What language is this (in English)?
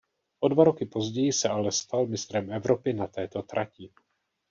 Czech